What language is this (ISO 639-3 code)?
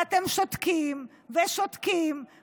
heb